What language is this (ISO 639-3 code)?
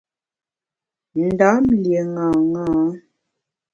bax